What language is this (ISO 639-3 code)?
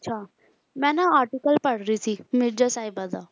pan